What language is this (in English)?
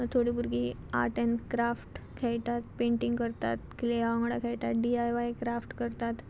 Konkani